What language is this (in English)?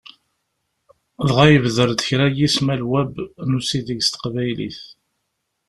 Kabyle